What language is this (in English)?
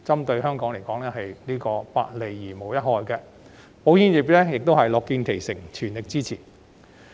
Cantonese